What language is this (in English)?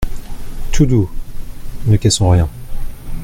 French